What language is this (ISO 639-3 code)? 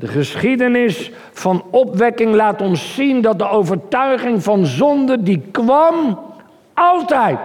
nld